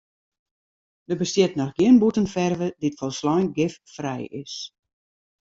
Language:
Western Frisian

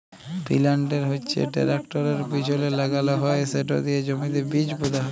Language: Bangla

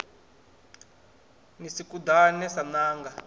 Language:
Venda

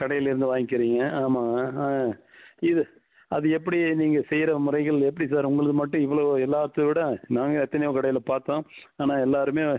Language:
Tamil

